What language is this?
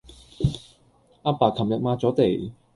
Cantonese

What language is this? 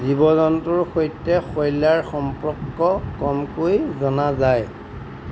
Assamese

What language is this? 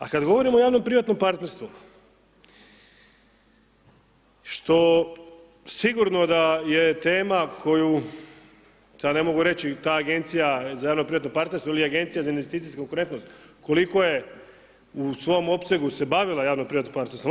Croatian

